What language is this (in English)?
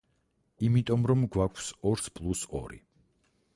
Georgian